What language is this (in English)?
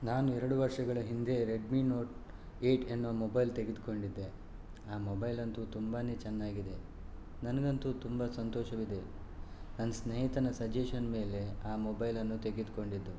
Kannada